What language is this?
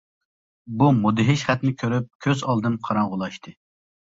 Uyghur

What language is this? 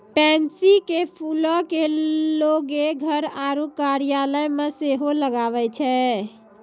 Maithili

